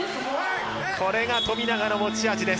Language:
Japanese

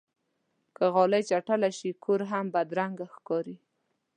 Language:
Pashto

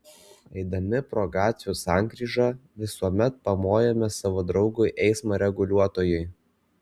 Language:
Lithuanian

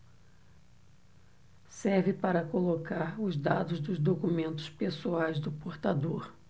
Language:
Portuguese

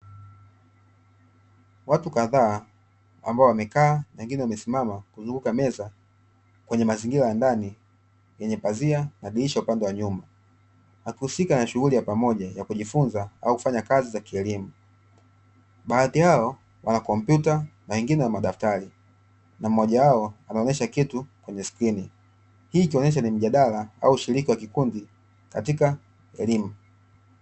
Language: Swahili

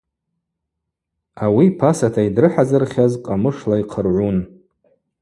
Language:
Abaza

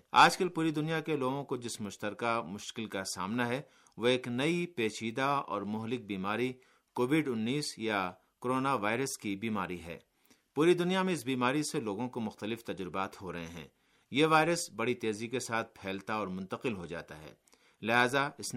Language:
Urdu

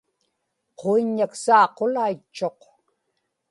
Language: Inupiaq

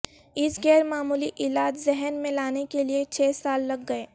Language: Urdu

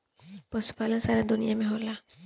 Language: Bhojpuri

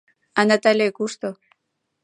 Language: Mari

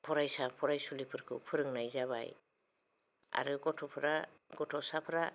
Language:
Bodo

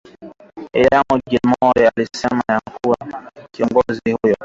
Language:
Swahili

